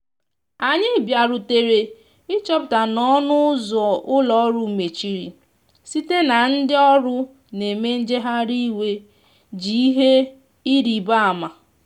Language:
Igbo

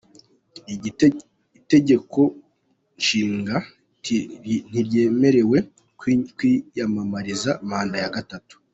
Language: Kinyarwanda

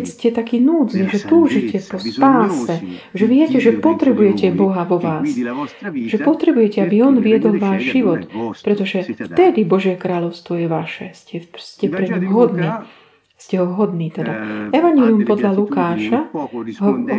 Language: Slovak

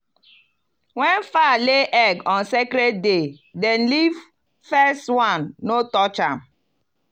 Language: Nigerian Pidgin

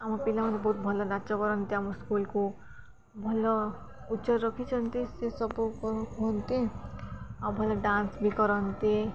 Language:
Odia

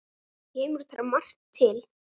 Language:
Icelandic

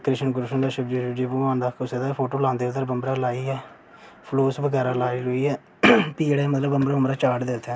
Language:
Dogri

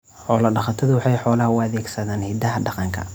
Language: Somali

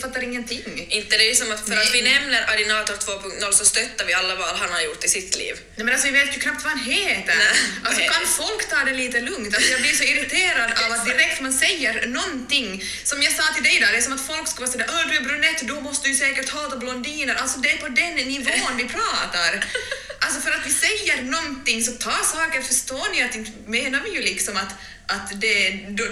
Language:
Swedish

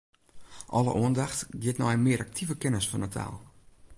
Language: Western Frisian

